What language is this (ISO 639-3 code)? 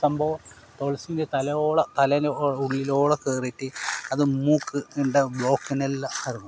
mal